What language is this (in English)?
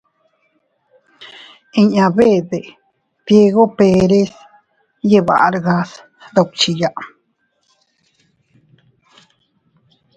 Teutila Cuicatec